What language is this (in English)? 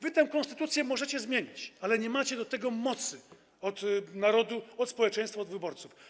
Polish